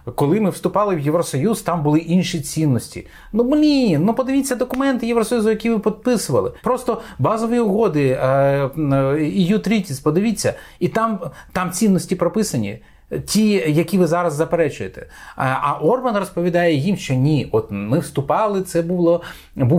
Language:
Ukrainian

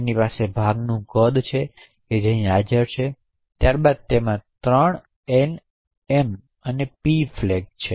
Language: Gujarati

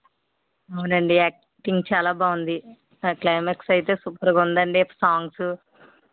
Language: Telugu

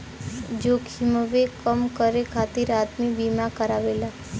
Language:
Bhojpuri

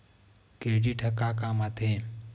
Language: Chhattisgarhi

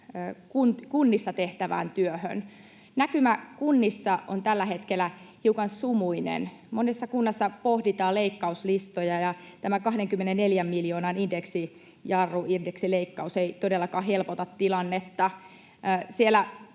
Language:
Finnish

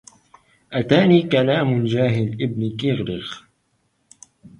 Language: Arabic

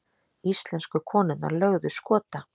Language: Icelandic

